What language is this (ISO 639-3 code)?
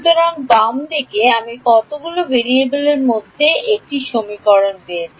ben